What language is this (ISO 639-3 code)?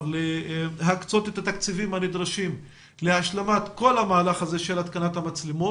heb